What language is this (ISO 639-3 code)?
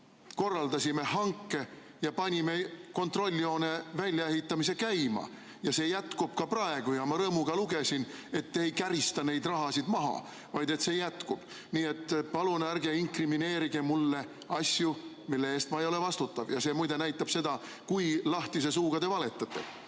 est